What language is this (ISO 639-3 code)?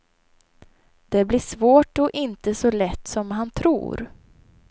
swe